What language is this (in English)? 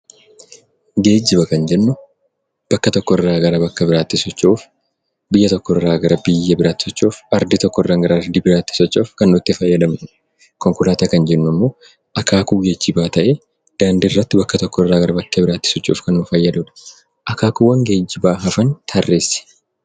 Oromo